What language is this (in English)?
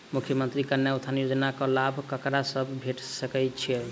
Maithili